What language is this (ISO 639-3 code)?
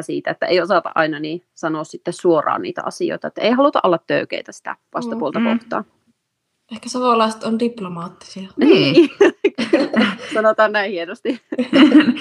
fin